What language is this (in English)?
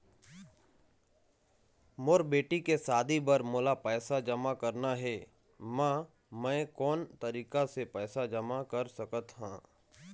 Chhattisgarhi